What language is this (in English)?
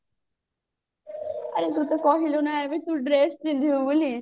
Odia